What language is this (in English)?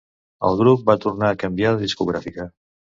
Catalan